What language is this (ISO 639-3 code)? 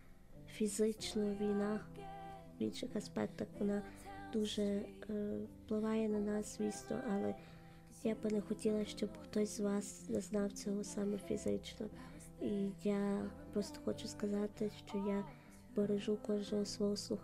ukr